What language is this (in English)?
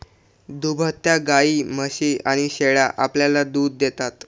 Marathi